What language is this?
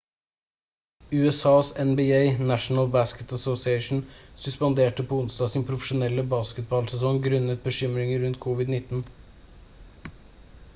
Norwegian Bokmål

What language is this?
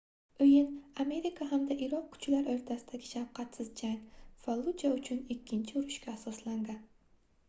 Uzbek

